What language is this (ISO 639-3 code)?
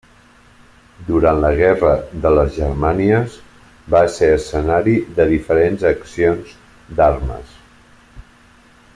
cat